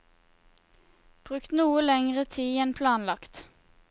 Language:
Norwegian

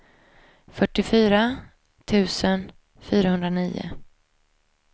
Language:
Swedish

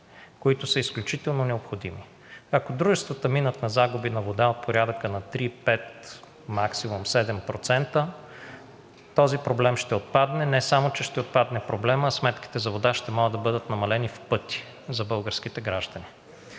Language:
Bulgarian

